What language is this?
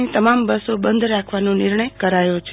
Gujarati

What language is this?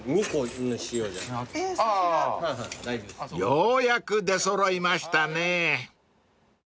Japanese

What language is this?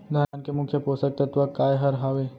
Chhattisgarhi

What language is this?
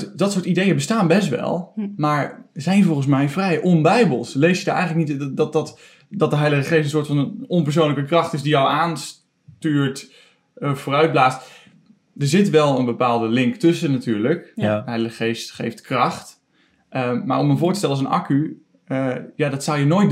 Dutch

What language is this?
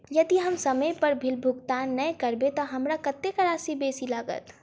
Maithili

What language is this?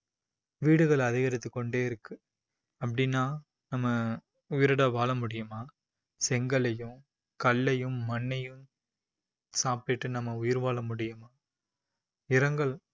Tamil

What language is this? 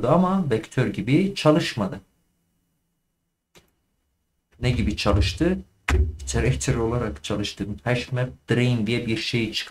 Turkish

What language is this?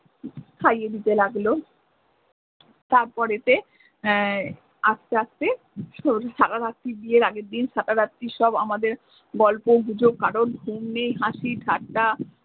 Bangla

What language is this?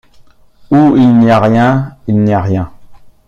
French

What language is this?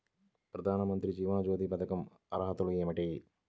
Telugu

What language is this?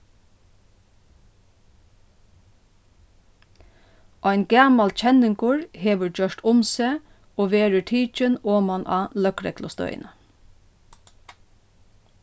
Faroese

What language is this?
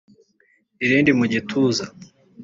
Kinyarwanda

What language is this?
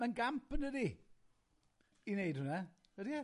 Welsh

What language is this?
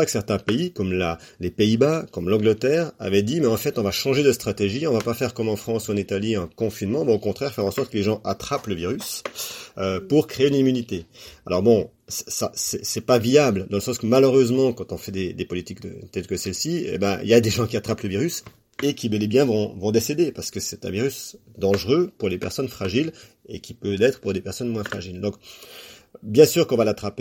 French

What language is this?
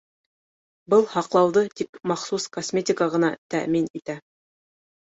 Bashkir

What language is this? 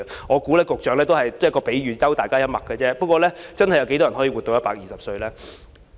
Cantonese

